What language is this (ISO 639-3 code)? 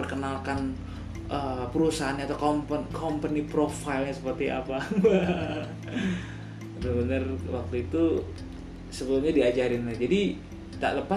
ind